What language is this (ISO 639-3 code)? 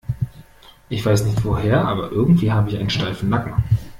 deu